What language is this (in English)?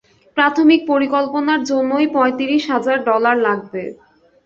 Bangla